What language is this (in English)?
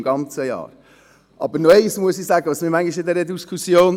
Swiss German